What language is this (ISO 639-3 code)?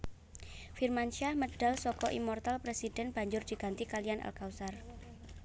jav